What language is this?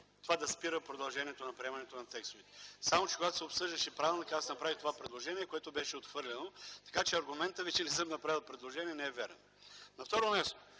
Bulgarian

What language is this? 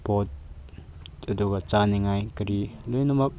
Manipuri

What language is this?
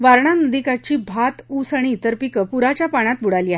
Marathi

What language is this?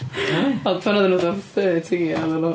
Welsh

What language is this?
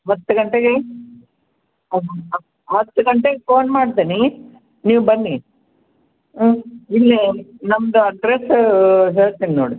Kannada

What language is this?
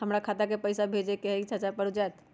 Magahi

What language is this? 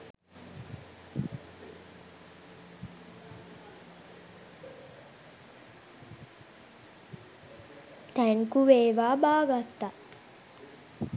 Sinhala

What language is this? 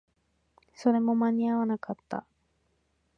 Japanese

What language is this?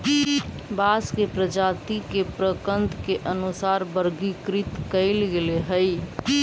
Magahi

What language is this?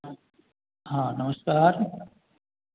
Maithili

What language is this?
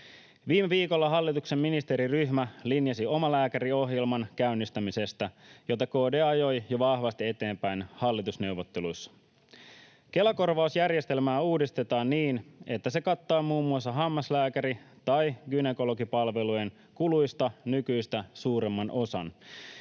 Finnish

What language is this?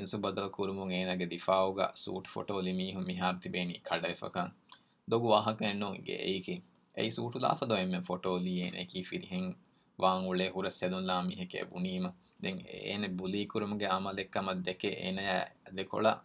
Urdu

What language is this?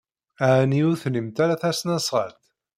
Kabyle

